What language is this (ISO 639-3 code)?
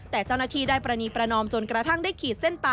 tha